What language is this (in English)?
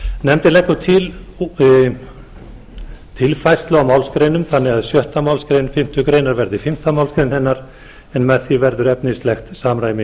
Icelandic